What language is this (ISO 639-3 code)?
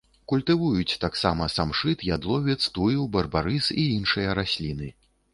bel